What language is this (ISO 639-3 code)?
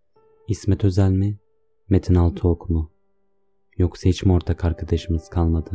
tur